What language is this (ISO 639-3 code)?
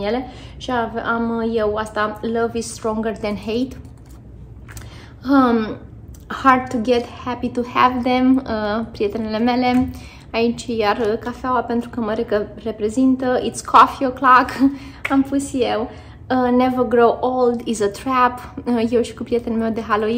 ron